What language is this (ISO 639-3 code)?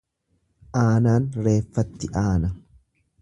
orm